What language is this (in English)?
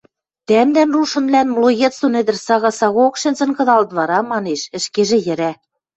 Western Mari